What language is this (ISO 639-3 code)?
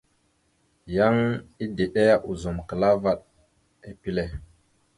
mxu